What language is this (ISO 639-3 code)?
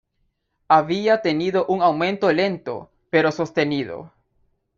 spa